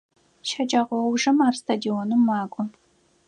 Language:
Adyghe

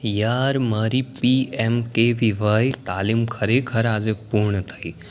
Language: Gujarati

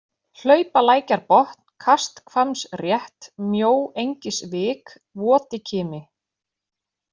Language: Icelandic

